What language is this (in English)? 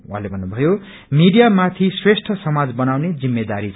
Nepali